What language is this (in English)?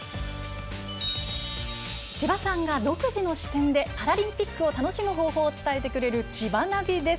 Japanese